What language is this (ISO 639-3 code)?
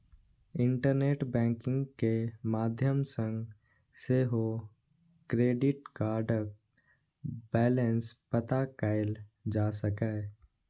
mai